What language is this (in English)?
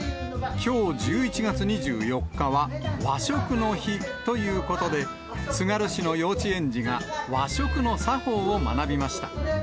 Japanese